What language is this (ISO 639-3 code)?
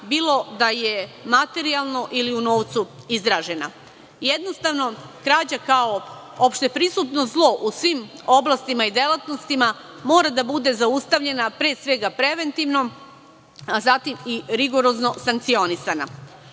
srp